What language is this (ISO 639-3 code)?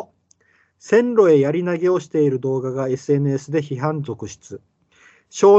jpn